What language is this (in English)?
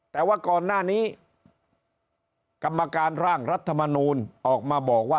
Thai